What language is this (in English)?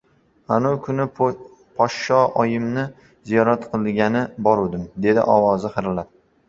Uzbek